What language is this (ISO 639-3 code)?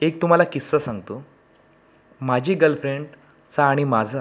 mar